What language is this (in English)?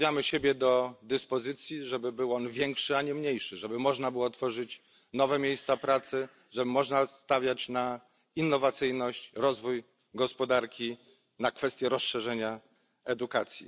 Polish